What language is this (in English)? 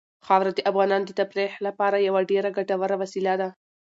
Pashto